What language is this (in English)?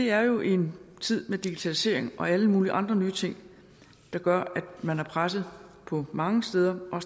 Danish